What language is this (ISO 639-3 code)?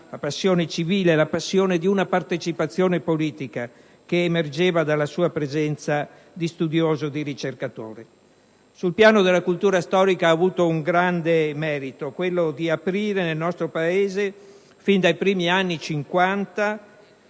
ita